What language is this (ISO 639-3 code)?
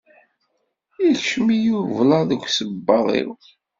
kab